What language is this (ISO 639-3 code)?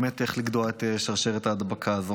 heb